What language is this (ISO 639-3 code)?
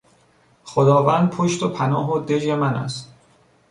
fas